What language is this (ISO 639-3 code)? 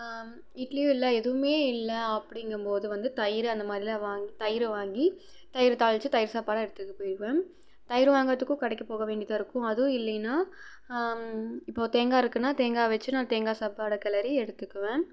tam